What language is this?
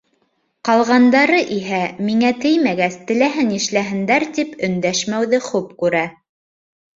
Bashkir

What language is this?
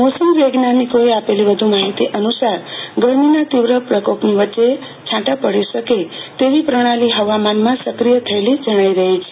Gujarati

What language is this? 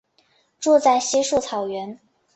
Chinese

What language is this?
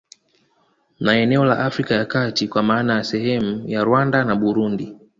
Swahili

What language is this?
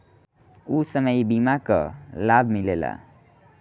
Bhojpuri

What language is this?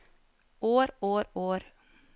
Norwegian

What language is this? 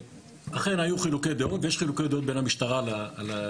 Hebrew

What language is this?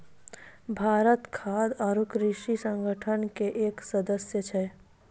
Maithili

